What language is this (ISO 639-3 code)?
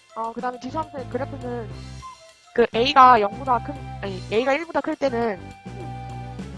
kor